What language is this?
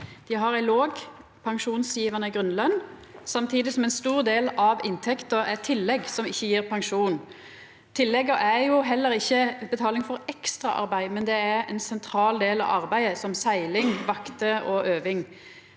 Norwegian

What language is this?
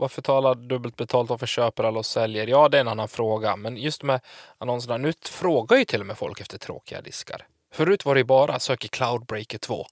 Swedish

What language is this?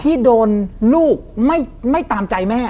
Thai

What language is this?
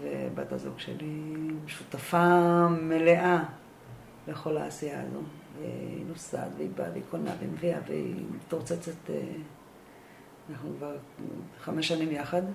Hebrew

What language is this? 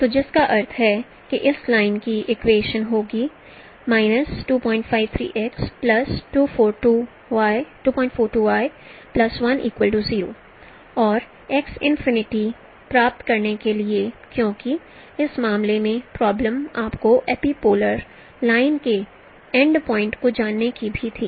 Hindi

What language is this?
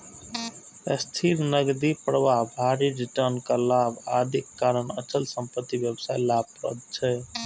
Maithili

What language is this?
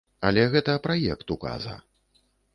Belarusian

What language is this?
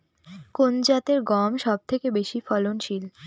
Bangla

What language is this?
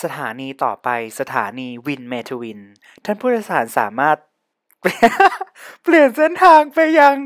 Thai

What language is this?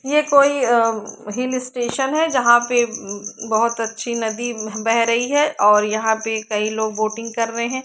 Hindi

